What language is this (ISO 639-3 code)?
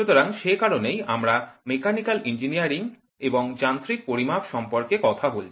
ben